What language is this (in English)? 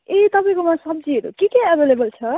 Nepali